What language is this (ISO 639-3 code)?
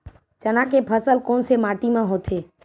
hne